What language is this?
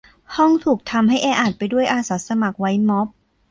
Thai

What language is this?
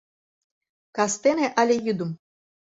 Mari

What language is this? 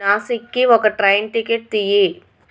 Telugu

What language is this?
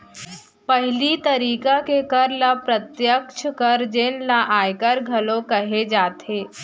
Chhattisgarhi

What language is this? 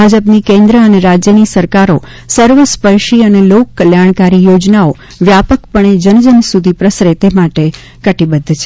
Gujarati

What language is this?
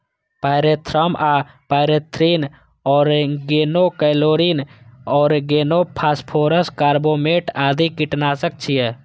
Maithili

